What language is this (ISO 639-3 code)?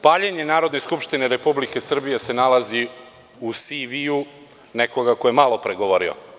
srp